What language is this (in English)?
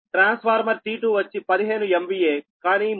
Telugu